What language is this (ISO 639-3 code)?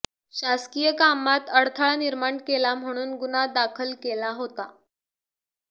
mar